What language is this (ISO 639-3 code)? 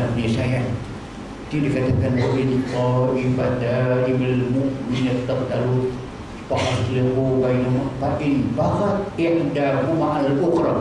msa